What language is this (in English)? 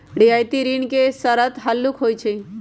Magahi